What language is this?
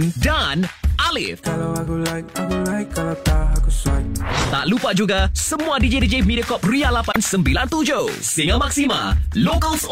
Malay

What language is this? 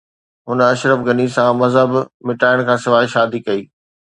Sindhi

